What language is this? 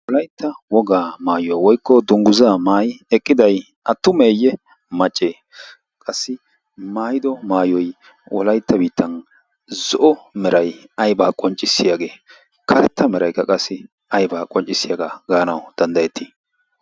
Wolaytta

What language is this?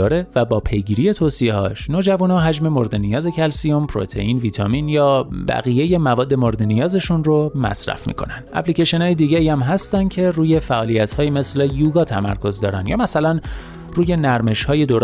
Persian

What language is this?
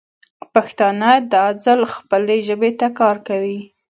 Pashto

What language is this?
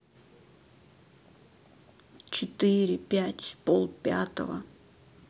Russian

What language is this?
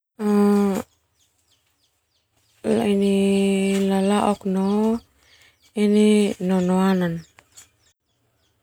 Termanu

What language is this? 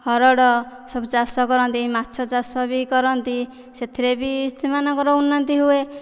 Odia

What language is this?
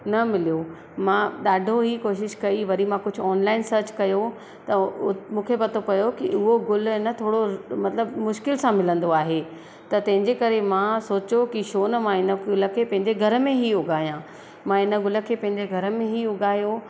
Sindhi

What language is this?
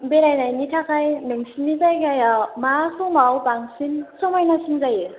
Bodo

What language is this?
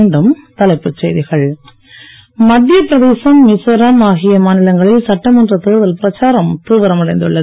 Tamil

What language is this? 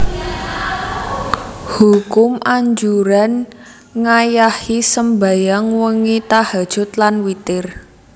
Javanese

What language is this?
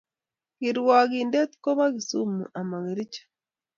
Kalenjin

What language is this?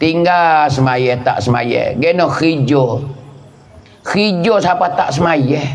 Malay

